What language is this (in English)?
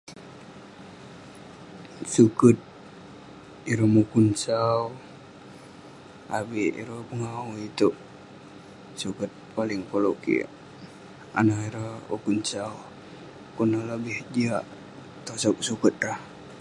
Western Penan